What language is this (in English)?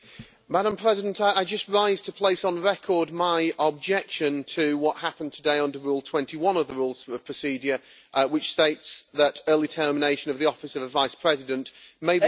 English